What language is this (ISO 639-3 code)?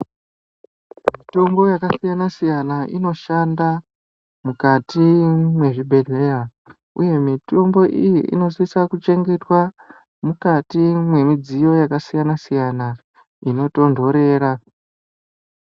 ndc